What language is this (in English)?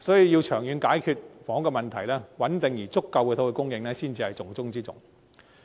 Cantonese